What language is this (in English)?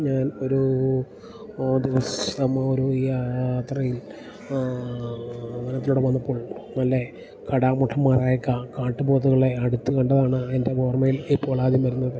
Malayalam